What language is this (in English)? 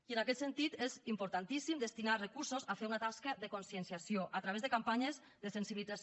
Catalan